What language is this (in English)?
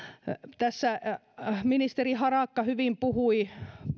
Finnish